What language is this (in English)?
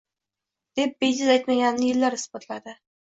Uzbek